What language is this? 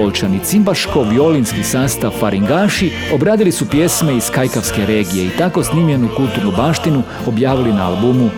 Croatian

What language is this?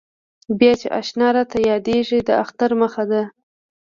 Pashto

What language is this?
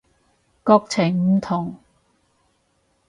Cantonese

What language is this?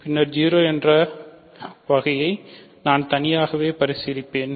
Tamil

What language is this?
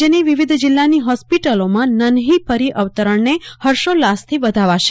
Gujarati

